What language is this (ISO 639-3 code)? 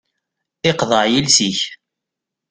kab